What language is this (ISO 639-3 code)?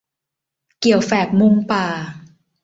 tha